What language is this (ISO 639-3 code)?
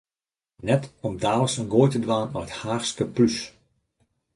fry